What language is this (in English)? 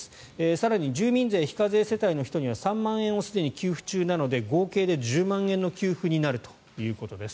Japanese